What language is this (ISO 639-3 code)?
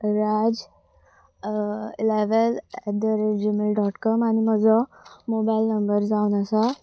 kok